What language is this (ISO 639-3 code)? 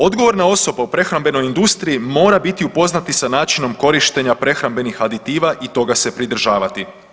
hrv